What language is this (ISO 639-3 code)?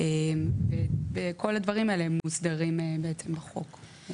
heb